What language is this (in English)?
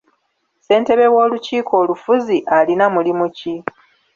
Ganda